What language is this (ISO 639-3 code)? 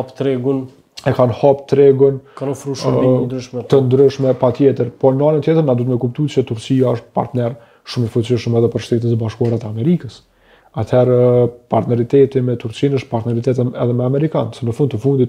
ron